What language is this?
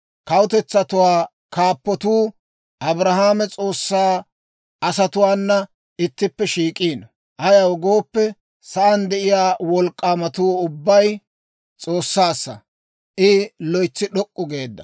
Dawro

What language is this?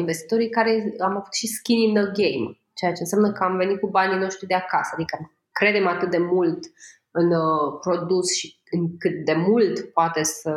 Romanian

